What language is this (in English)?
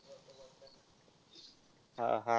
Marathi